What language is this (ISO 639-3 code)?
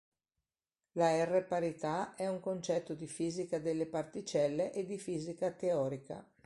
ita